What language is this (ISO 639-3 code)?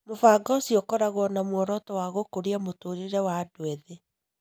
kik